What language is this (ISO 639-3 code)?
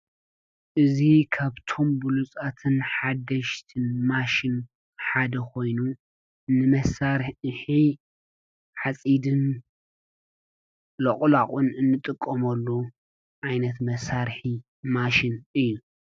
tir